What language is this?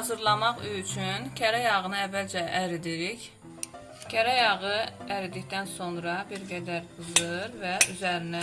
Turkish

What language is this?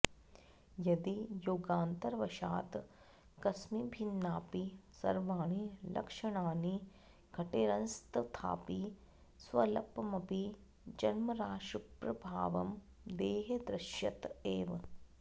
Sanskrit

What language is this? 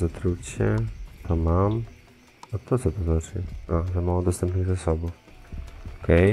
Polish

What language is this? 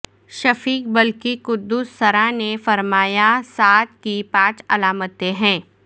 Urdu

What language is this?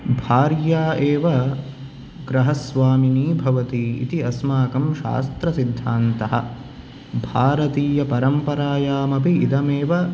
Sanskrit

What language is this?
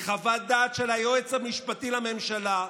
Hebrew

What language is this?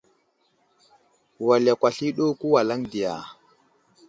Wuzlam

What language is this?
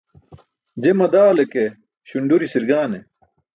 Burushaski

